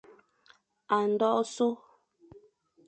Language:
Fang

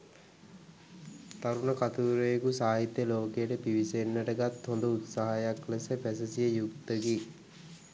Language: Sinhala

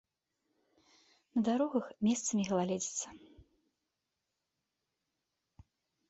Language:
Belarusian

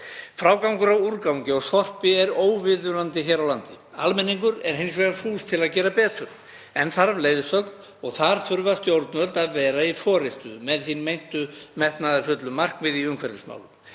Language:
Icelandic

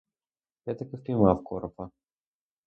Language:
Ukrainian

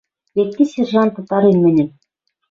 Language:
Western Mari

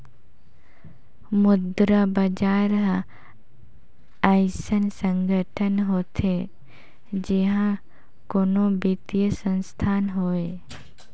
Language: Chhattisgarhi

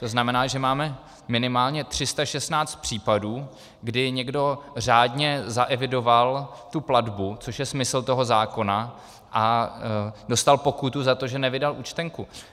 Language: Czech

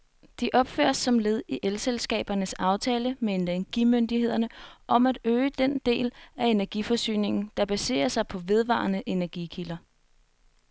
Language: Danish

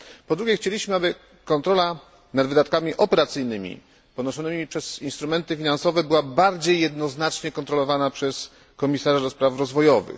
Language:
Polish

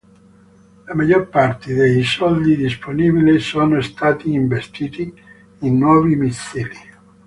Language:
Italian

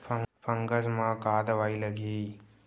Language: Chhattisgarhi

